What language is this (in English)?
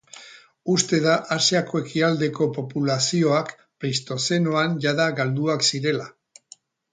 Basque